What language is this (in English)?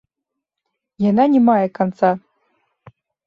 Belarusian